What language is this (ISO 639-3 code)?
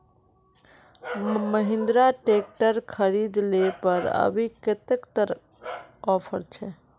mag